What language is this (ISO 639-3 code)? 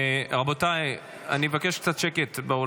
heb